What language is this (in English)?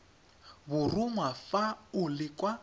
Tswana